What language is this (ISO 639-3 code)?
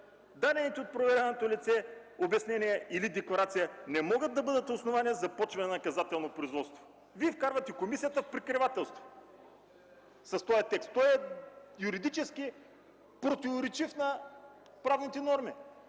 bul